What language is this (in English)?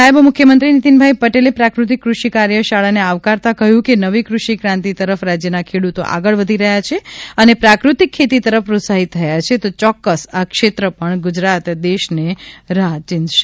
Gujarati